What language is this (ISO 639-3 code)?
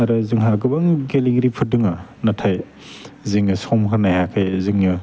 brx